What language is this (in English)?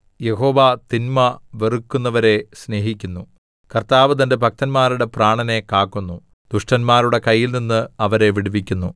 Malayalam